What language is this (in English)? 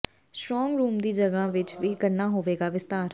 Punjabi